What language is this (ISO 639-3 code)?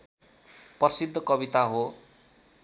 nep